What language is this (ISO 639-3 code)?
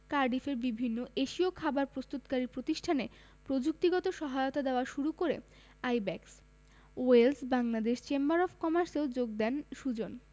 ben